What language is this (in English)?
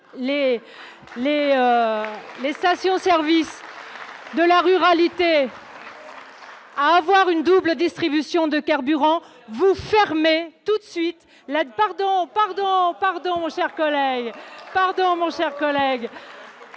French